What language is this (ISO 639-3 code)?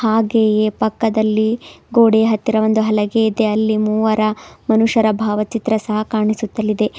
kan